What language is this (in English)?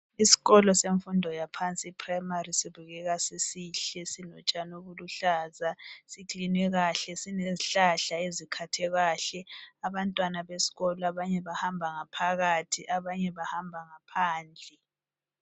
North Ndebele